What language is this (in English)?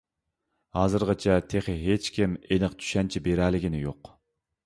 Uyghur